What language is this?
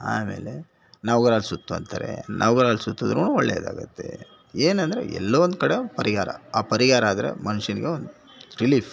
Kannada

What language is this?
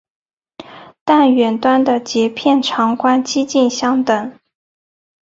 Chinese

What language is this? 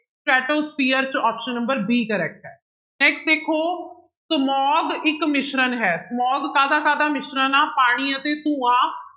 Punjabi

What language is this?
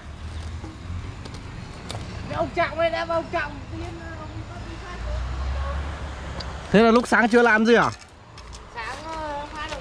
Vietnamese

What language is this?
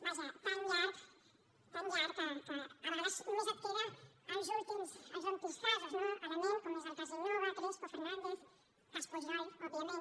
Catalan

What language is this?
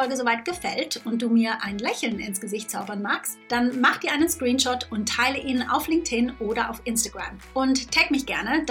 German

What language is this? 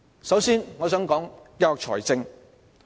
Cantonese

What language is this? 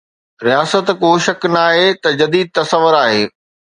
Sindhi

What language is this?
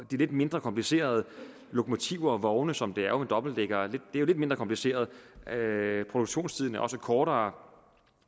Danish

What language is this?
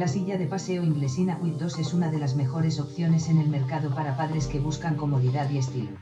Spanish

